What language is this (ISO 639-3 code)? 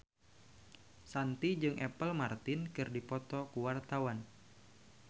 sun